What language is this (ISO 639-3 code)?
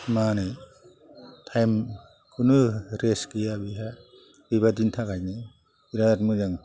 brx